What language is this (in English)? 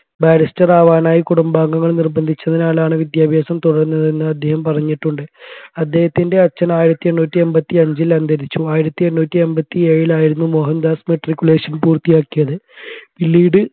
Malayalam